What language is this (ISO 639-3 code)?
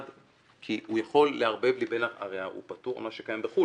heb